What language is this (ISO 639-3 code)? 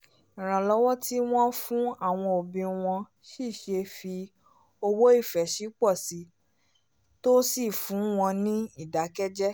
yor